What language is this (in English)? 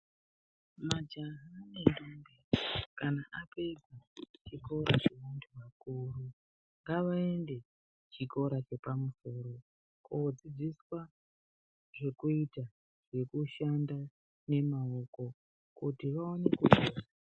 Ndau